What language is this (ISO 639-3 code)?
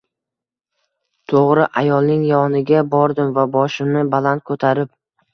uzb